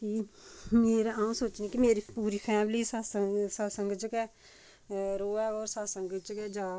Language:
Dogri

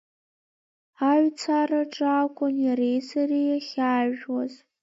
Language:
Abkhazian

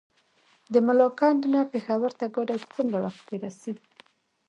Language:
Pashto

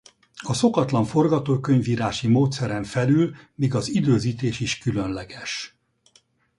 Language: Hungarian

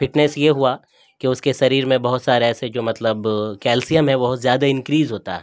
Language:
Urdu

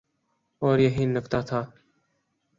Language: Urdu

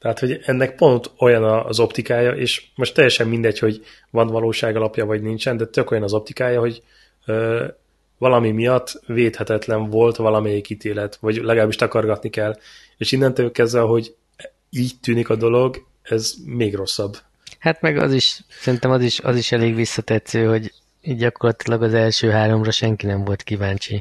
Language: Hungarian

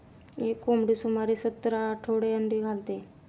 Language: Marathi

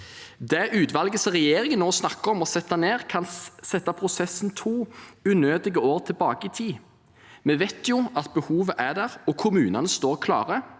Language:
Norwegian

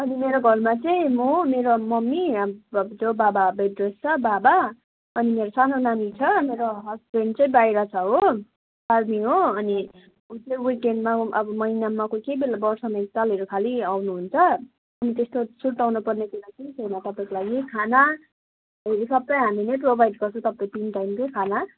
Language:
Nepali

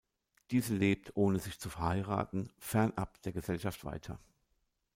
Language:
German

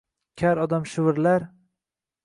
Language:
Uzbek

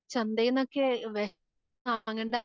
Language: Malayalam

